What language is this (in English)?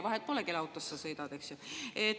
Estonian